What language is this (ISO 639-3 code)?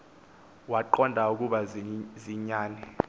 xho